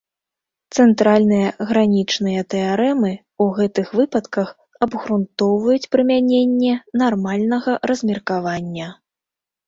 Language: Belarusian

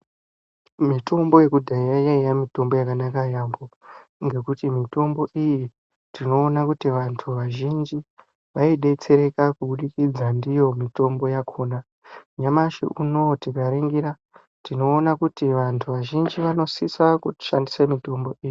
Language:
Ndau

